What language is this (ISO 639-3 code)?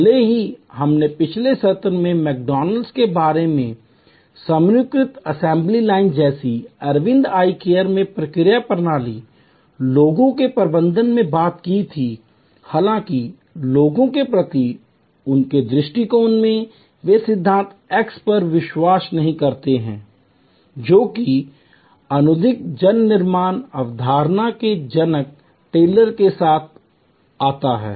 hin